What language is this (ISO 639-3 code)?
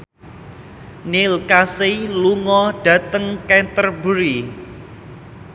jav